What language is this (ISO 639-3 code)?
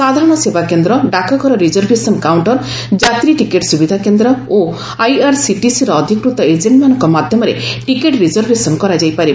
ori